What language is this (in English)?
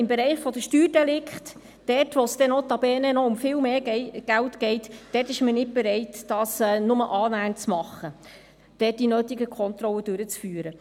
Swiss German